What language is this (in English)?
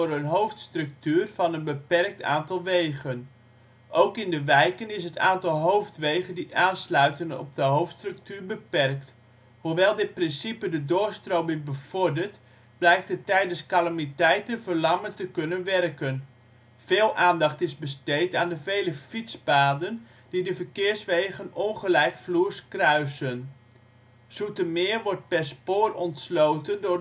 Dutch